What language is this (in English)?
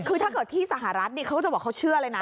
Thai